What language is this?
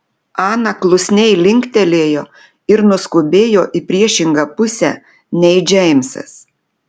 Lithuanian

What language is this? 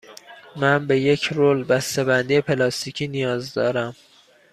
Persian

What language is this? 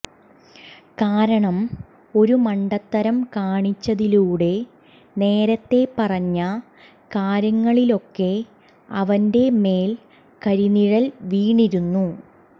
Malayalam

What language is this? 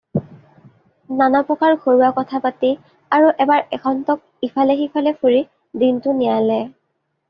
Assamese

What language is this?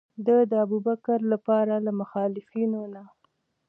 Pashto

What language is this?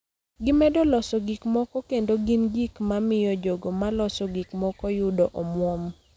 Luo (Kenya and Tanzania)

